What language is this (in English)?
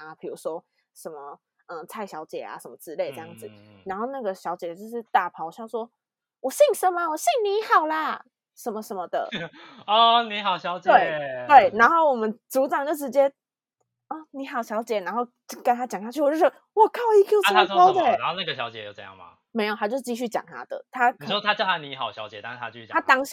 Chinese